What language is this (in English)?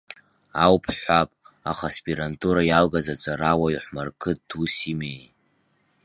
Abkhazian